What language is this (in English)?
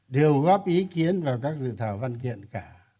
Vietnamese